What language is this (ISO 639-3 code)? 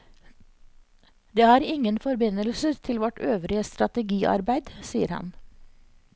nor